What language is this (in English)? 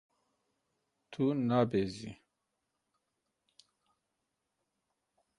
Kurdish